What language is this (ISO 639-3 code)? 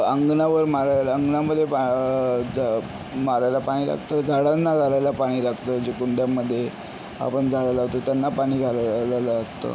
mar